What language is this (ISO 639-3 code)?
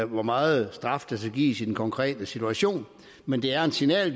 dan